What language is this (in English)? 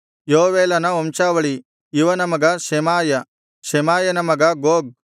Kannada